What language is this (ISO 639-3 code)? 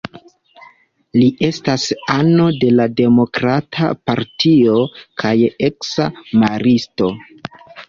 epo